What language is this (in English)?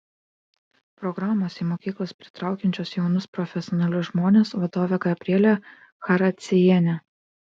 Lithuanian